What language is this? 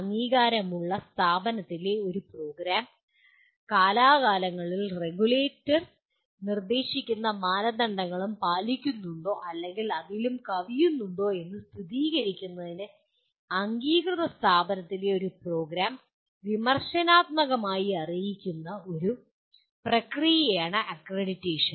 Malayalam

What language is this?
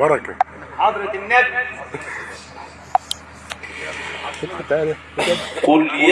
Arabic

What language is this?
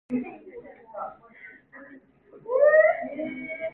Cantonese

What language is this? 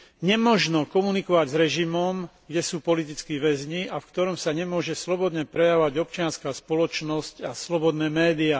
Slovak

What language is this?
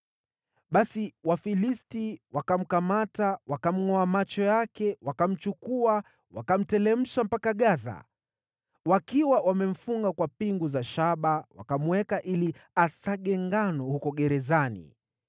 Swahili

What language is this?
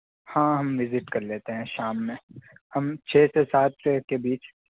Urdu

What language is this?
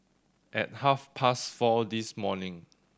English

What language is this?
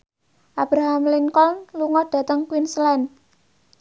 Javanese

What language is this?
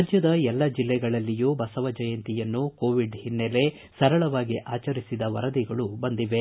Kannada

